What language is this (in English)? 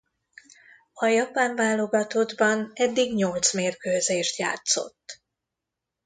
Hungarian